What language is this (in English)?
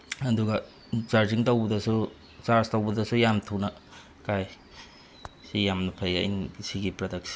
Manipuri